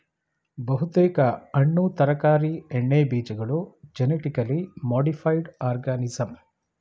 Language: Kannada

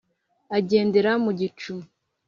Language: Kinyarwanda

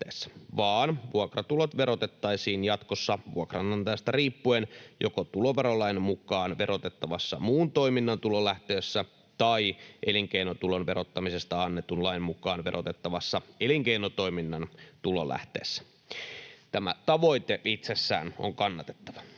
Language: Finnish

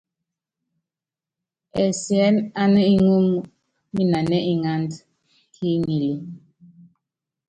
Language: Yangben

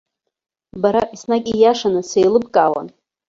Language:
Abkhazian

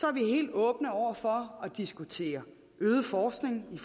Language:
Danish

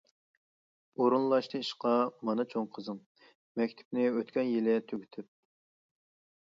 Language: Uyghur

